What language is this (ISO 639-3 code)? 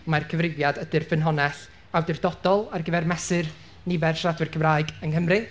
cym